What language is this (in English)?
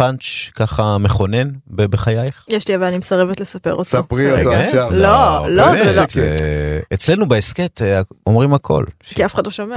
Hebrew